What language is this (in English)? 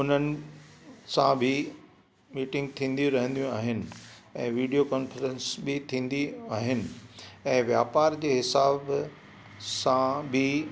Sindhi